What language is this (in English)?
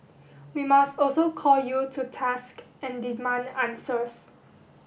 English